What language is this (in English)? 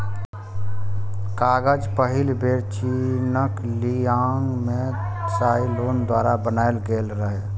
Maithili